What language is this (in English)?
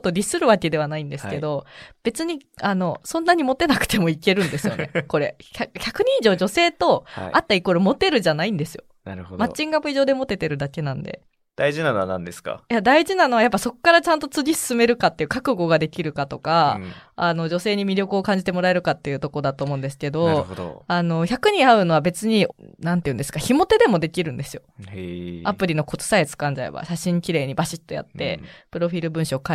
Japanese